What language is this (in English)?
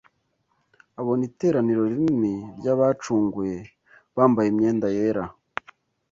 Kinyarwanda